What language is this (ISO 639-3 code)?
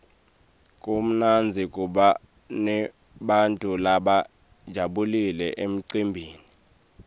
ssw